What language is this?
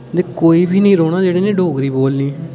Dogri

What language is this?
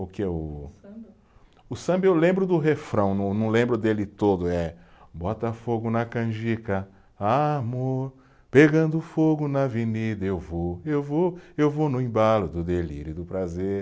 Portuguese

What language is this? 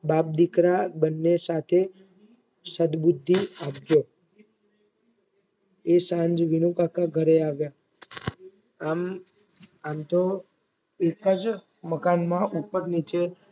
Gujarati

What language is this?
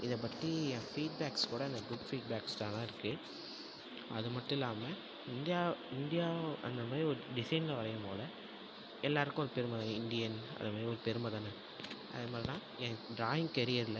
Tamil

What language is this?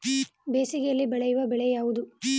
Kannada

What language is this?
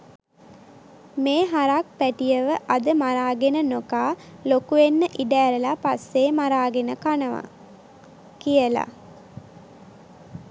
Sinhala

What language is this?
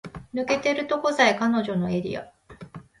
Japanese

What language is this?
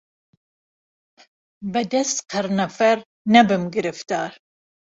Central Kurdish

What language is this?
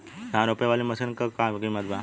Bhojpuri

